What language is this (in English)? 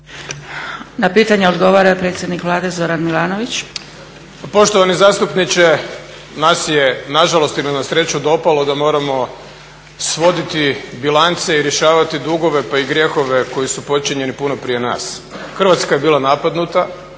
Croatian